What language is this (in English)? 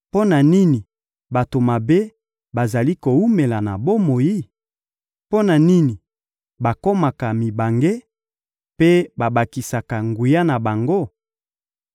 Lingala